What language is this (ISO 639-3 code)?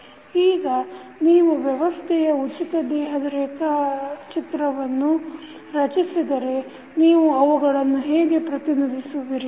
kan